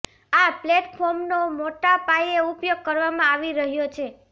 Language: Gujarati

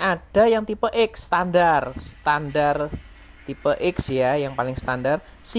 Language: Indonesian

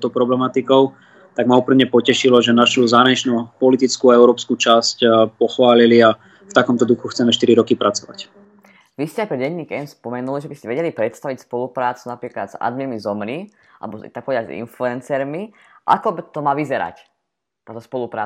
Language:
Slovak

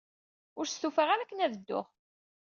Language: Kabyle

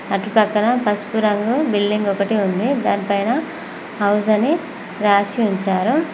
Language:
Telugu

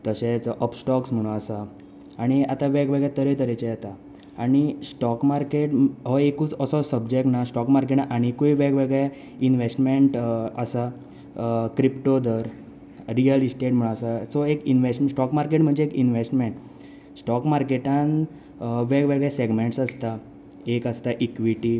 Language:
Konkani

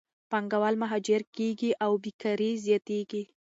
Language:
Pashto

